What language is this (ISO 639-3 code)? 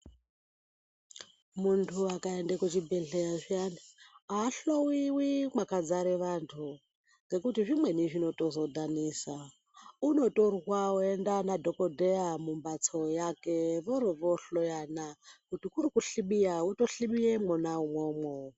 ndc